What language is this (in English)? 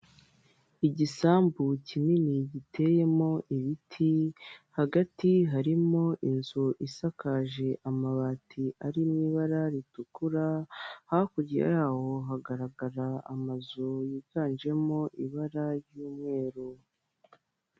Kinyarwanda